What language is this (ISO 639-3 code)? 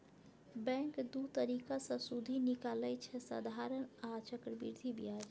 mai